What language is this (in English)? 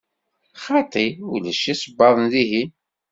Kabyle